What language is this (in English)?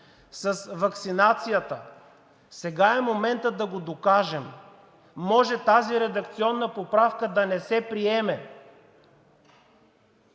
Bulgarian